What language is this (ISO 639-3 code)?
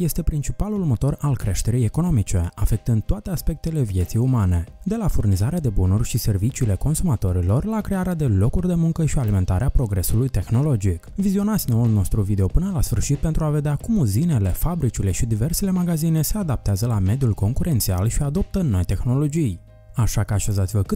ron